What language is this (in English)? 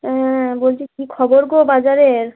Bangla